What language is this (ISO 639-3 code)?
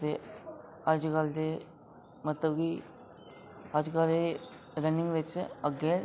doi